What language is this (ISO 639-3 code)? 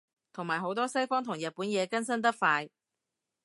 yue